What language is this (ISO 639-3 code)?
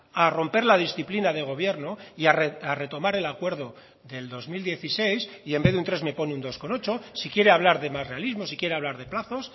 spa